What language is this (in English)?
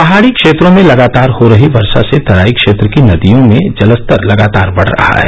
Hindi